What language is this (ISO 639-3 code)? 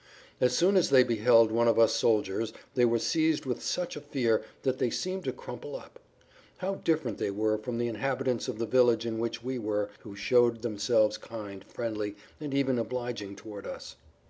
eng